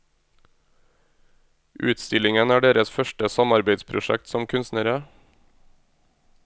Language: Norwegian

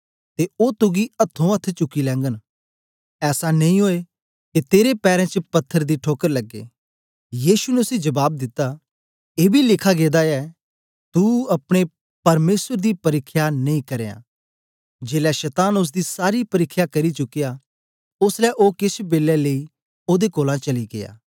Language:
Dogri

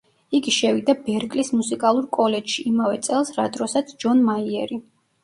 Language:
Georgian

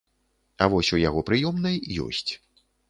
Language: Belarusian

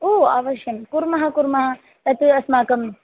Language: Sanskrit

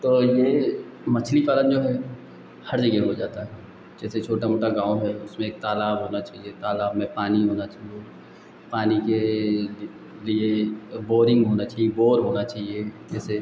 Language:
Hindi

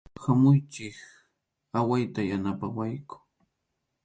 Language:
Arequipa-La Unión Quechua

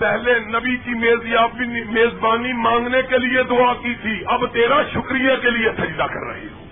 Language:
Urdu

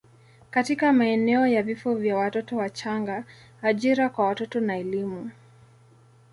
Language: Swahili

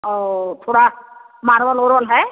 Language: Hindi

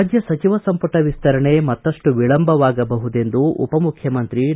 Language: Kannada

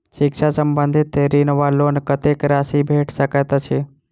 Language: Maithili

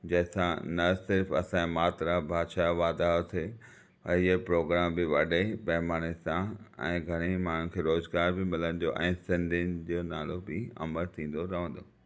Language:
Sindhi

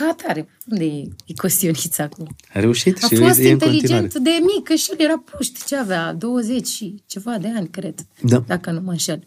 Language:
Romanian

